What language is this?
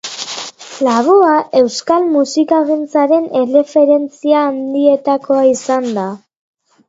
Basque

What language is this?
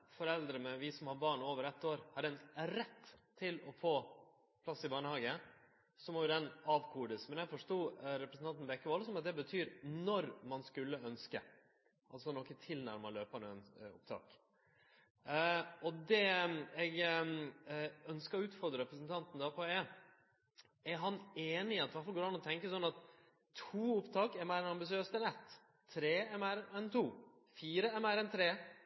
Norwegian Nynorsk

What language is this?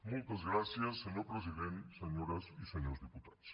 Catalan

